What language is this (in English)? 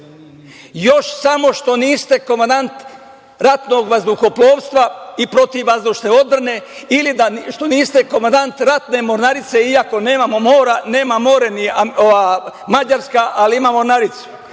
Serbian